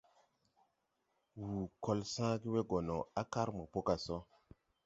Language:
Tupuri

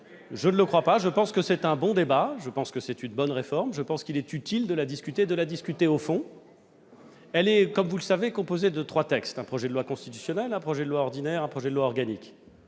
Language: French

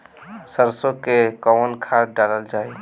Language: Bhojpuri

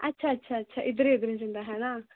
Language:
Dogri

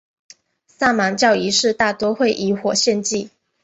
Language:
Chinese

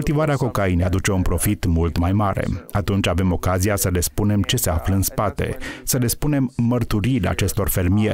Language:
Romanian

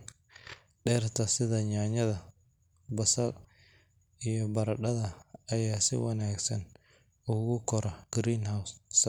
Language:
Somali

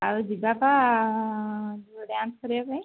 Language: Odia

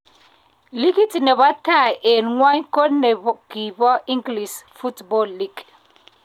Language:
Kalenjin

